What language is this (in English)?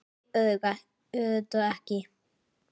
Icelandic